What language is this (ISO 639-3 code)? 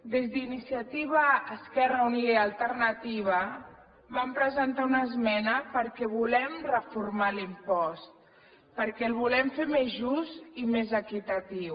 cat